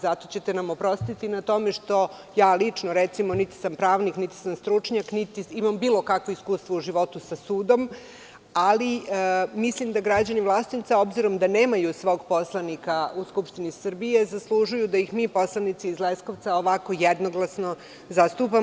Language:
Serbian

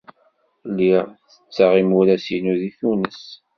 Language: Kabyle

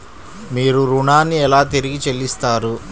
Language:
Telugu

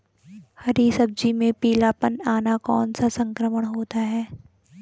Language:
Hindi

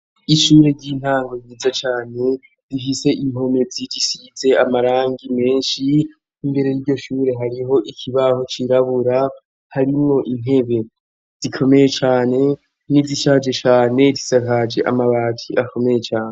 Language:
Rundi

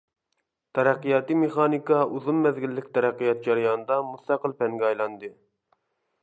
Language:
Uyghur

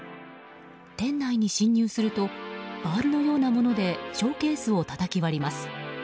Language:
Japanese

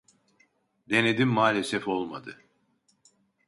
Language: Turkish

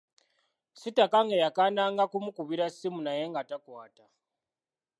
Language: Ganda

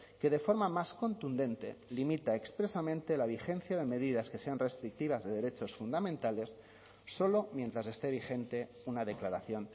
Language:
Spanish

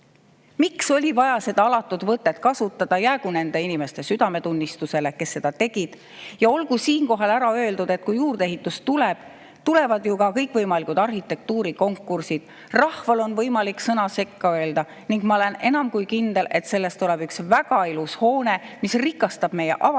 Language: Estonian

